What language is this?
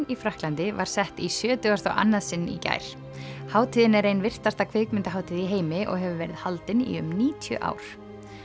Icelandic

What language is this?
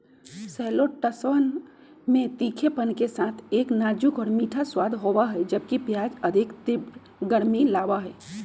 Magahi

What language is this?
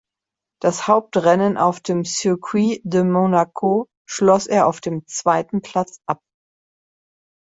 German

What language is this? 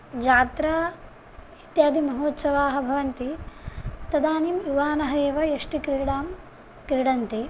Sanskrit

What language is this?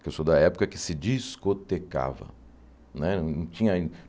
Portuguese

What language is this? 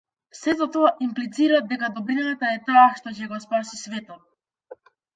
Macedonian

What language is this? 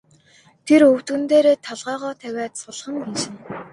Mongolian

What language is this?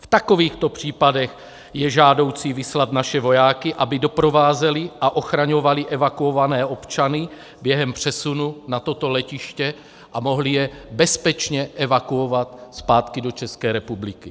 Czech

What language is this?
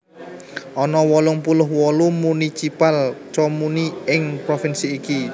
Javanese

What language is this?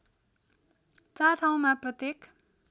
Nepali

